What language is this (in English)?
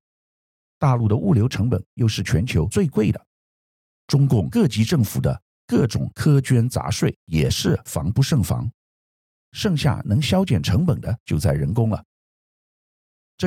Chinese